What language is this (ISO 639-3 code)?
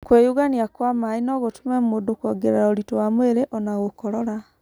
kik